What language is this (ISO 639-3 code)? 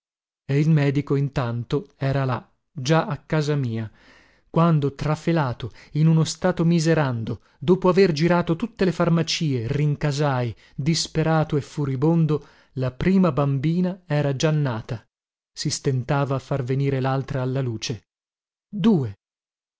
ita